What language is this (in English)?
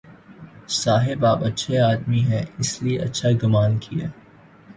Urdu